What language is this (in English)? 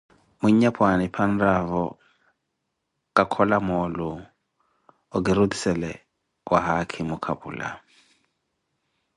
Koti